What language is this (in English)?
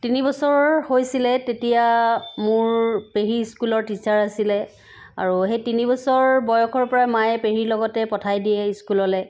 Assamese